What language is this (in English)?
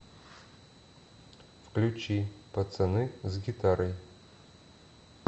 Russian